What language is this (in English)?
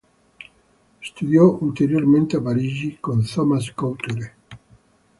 Italian